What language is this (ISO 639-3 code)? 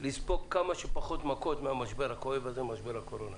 heb